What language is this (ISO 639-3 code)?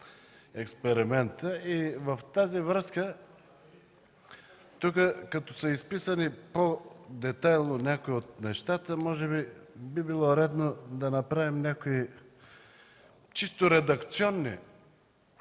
bul